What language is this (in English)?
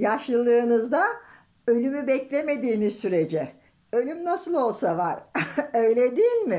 Turkish